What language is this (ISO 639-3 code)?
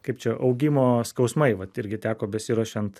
lit